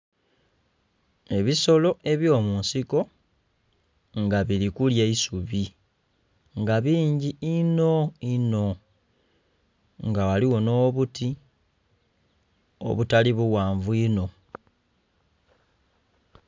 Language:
Soga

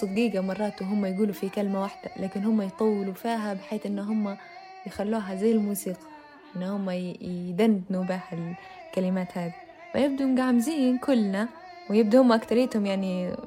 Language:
Arabic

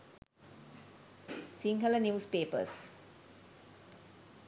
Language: Sinhala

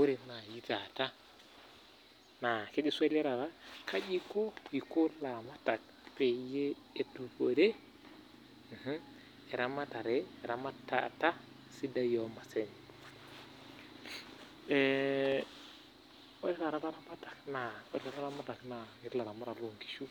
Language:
Masai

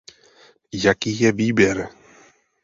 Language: Czech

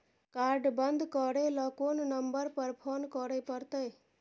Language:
Maithili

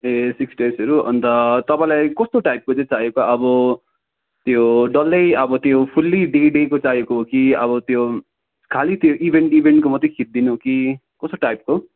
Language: Nepali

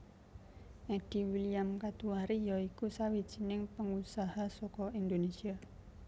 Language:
Javanese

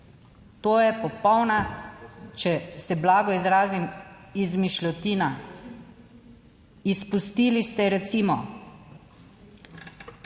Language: Slovenian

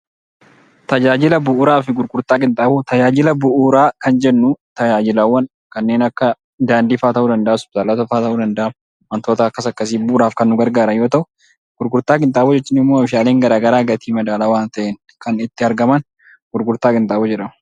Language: Oromo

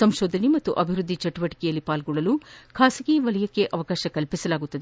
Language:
Kannada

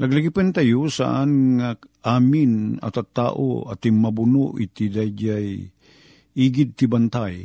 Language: Filipino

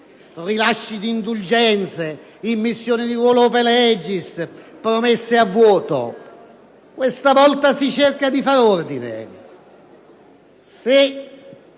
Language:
Italian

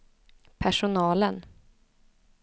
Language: Swedish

